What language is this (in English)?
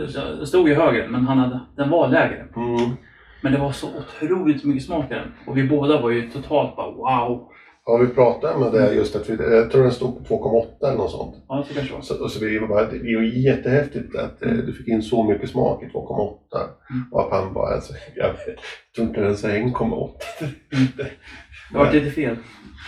Swedish